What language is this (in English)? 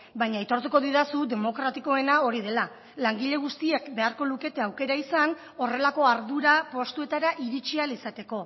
Basque